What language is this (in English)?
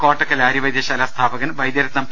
Malayalam